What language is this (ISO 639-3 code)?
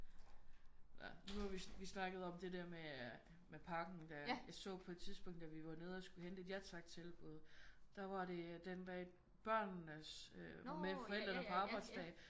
dan